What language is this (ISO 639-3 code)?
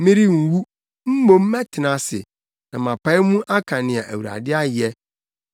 aka